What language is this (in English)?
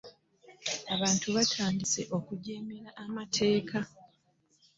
Ganda